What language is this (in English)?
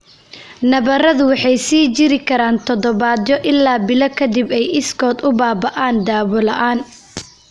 Somali